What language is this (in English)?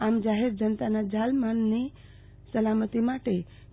Gujarati